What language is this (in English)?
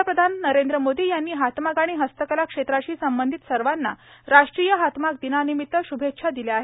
Marathi